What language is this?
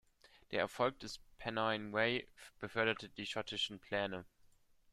German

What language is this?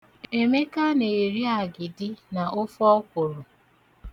Igbo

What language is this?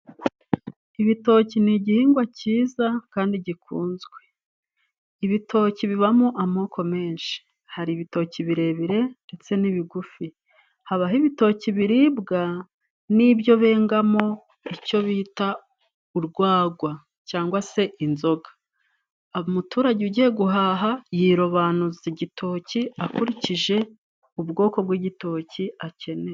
Kinyarwanda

